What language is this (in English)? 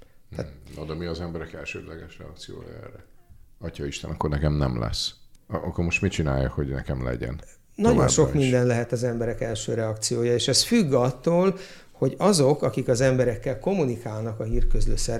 Hungarian